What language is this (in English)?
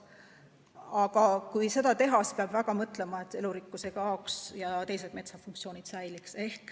Estonian